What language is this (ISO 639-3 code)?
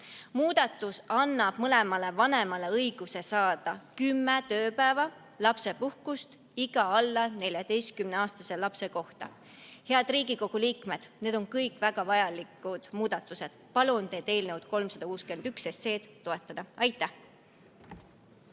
est